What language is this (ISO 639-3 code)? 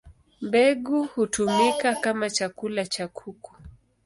swa